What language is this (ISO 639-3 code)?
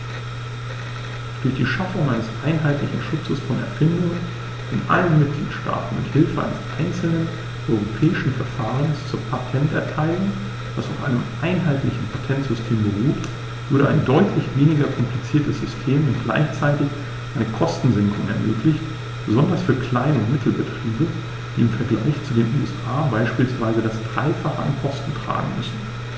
deu